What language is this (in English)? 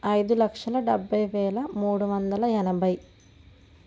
Telugu